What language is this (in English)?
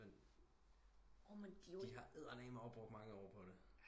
Danish